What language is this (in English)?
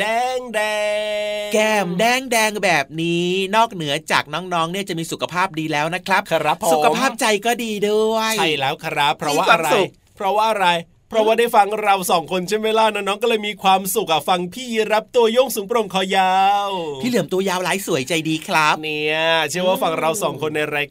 Thai